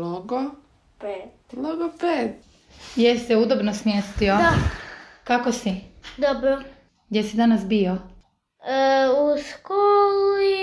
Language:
Croatian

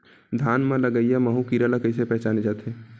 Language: Chhattisgarhi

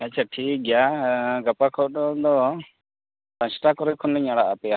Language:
Santali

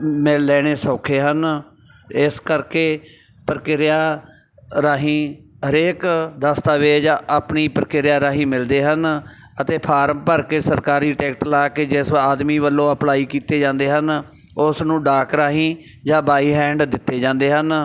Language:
Punjabi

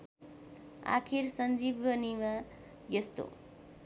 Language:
Nepali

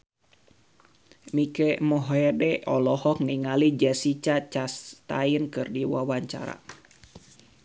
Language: Sundanese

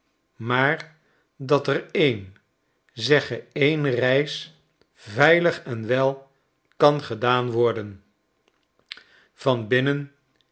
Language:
Dutch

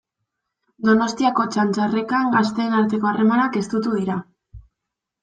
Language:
Basque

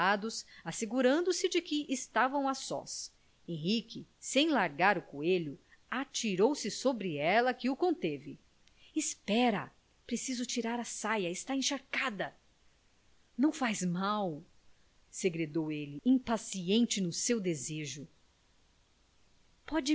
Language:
Portuguese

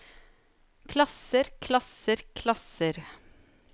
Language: Norwegian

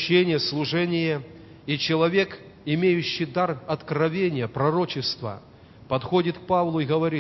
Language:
Russian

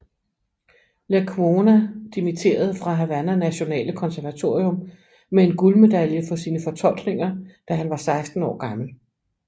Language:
Danish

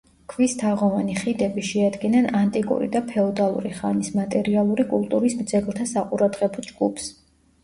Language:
Georgian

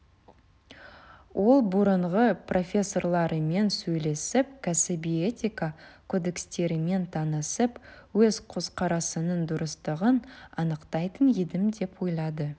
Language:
Kazakh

